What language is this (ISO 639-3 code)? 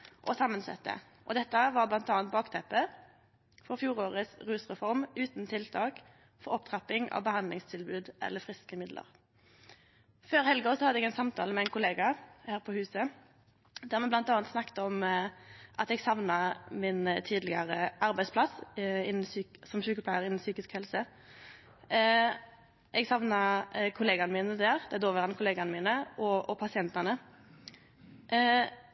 nno